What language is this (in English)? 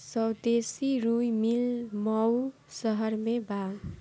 Bhojpuri